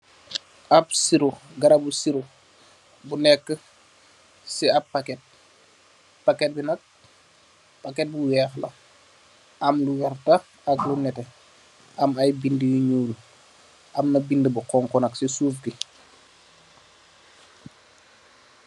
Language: Wolof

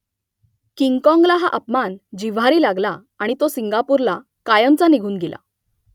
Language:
Marathi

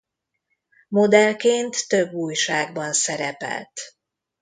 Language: Hungarian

